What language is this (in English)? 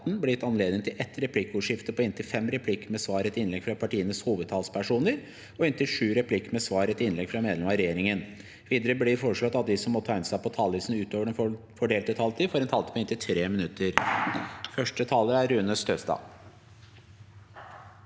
Norwegian